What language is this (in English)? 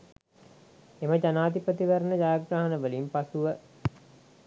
Sinhala